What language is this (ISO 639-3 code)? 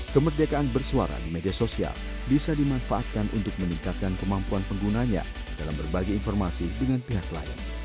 ind